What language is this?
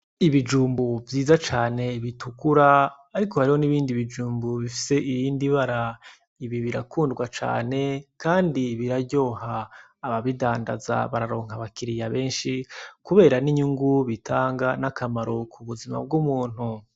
Rundi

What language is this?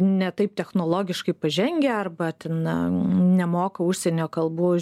Lithuanian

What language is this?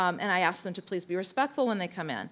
English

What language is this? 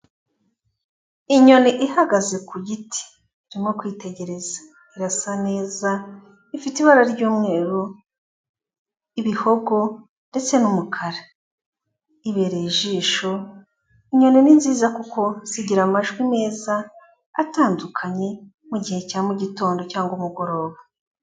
Kinyarwanda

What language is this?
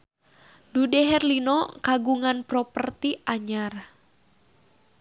Sundanese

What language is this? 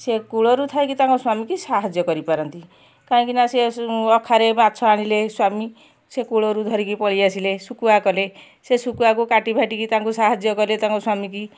Odia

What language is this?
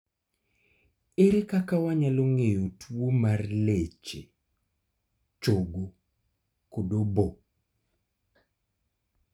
Luo (Kenya and Tanzania)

